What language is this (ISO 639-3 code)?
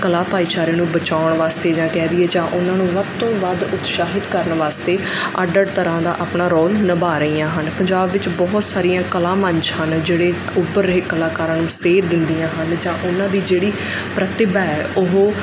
pan